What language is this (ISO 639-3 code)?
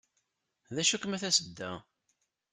kab